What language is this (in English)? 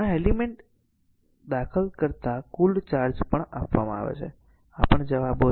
Gujarati